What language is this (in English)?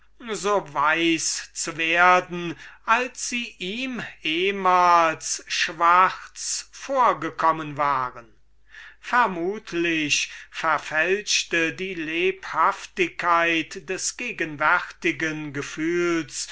German